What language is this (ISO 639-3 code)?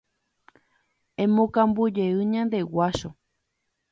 grn